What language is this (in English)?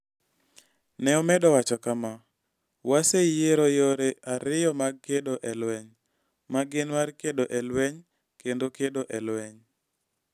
Luo (Kenya and Tanzania)